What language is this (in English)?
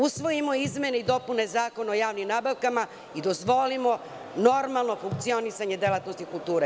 Serbian